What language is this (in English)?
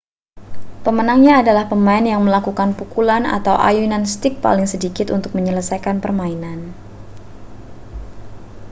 Indonesian